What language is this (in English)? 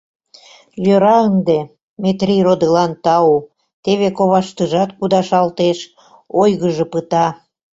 Mari